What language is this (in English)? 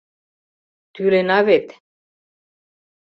Mari